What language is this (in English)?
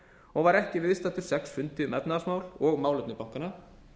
Icelandic